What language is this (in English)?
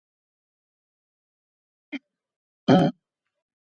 Georgian